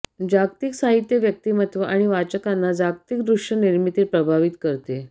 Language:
Marathi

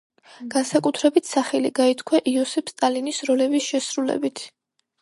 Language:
Georgian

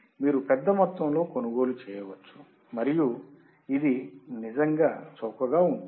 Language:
Telugu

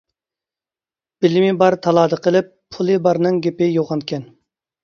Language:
Uyghur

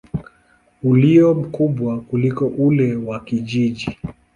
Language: Swahili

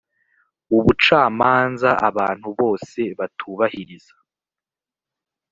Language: Kinyarwanda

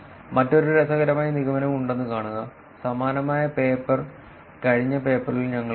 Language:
Malayalam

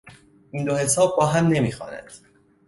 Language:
Persian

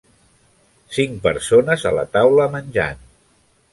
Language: Catalan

